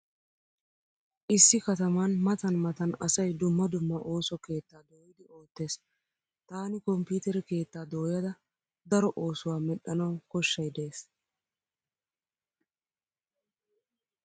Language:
Wolaytta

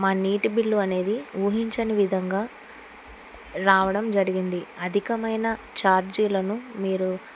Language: Telugu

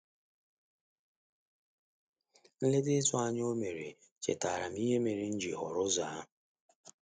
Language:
Igbo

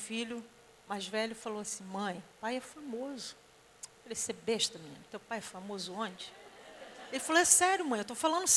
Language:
Portuguese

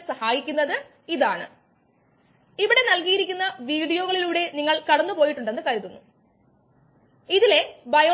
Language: Malayalam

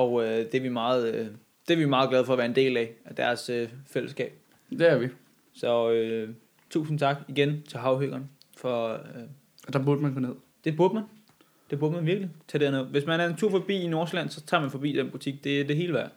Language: Danish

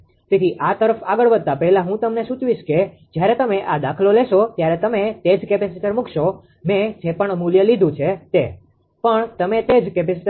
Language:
Gujarati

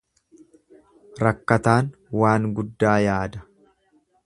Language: Oromo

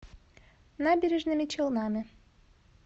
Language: Russian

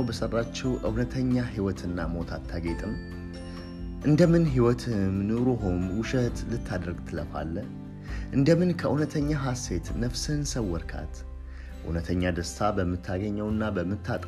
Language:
Amharic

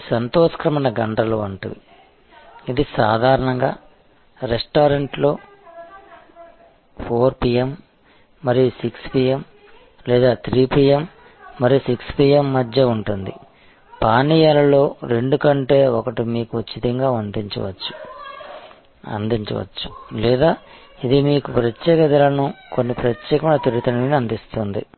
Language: Telugu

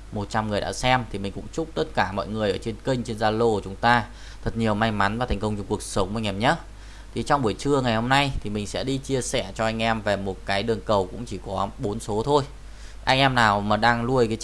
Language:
Vietnamese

